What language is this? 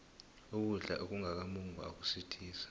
South Ndebele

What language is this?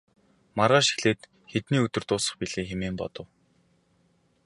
Mongolian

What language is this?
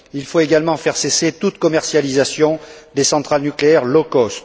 French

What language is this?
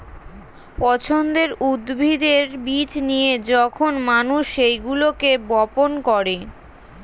Bangla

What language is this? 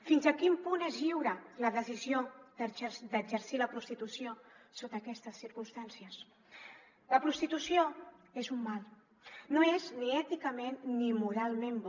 Catalan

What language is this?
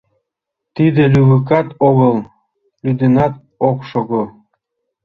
Mari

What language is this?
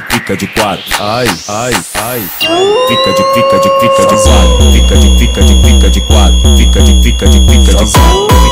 Portuguese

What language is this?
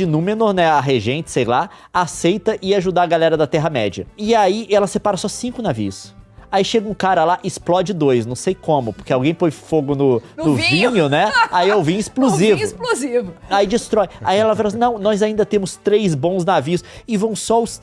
Portuguese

